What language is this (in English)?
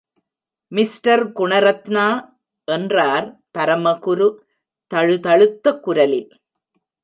Tamil